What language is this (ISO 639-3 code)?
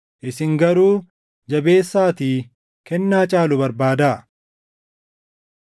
orm